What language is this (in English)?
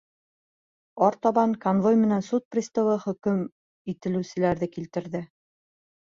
Bashkir